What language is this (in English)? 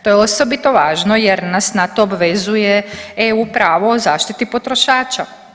Croatian